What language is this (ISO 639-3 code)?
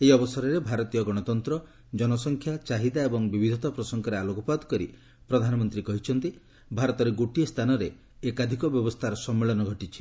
ori